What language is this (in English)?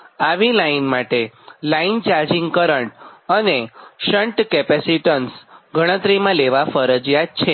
Gujarati